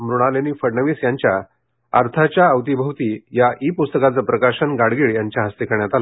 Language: Marathi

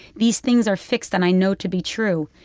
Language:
English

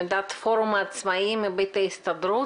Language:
Hebrew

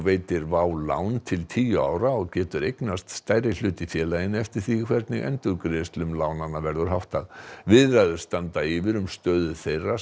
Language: Icelandic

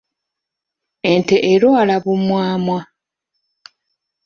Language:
Ganda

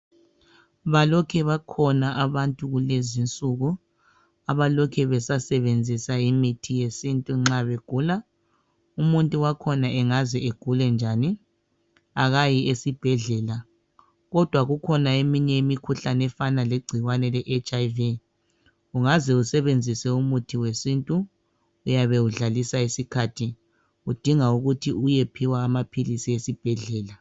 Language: North Ndebele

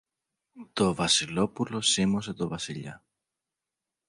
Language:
Greek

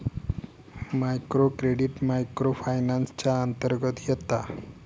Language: Marathi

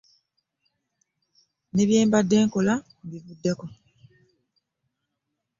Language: Ganda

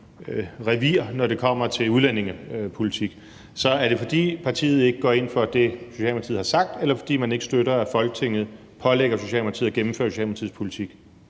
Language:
Danish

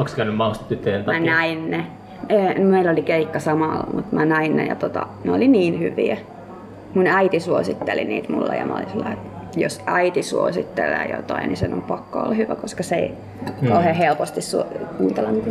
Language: Finnish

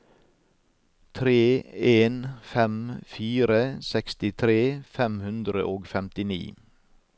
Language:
Norwegian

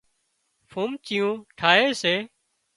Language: Wadiyara Koli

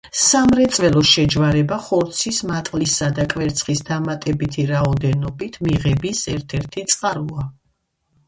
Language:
Georgian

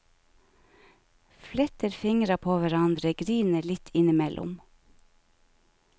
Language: Norwegian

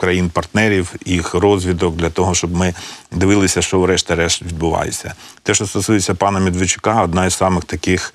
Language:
Ukrainian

